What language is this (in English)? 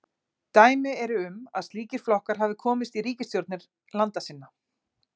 Icelandic